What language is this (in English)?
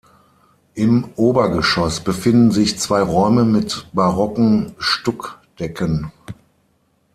German